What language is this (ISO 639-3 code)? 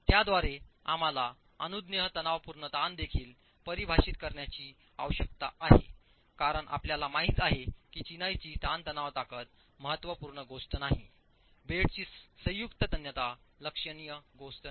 mar